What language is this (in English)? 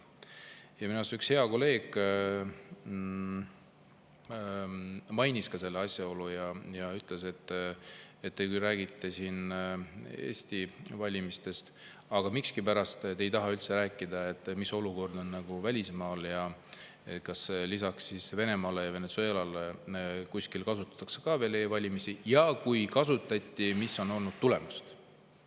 Estonian